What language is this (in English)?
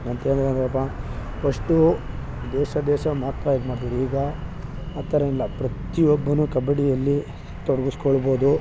Kannada